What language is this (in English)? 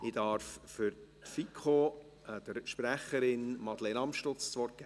Swiss German